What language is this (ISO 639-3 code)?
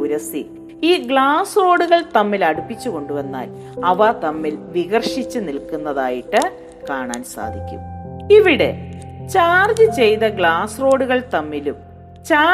mal